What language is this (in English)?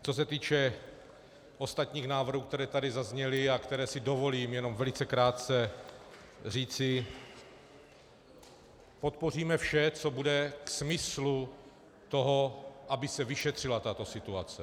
Czech